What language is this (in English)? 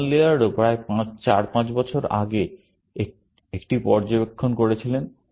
Bangla